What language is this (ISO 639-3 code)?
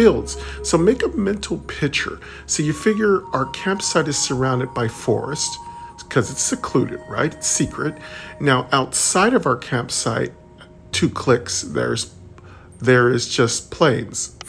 eng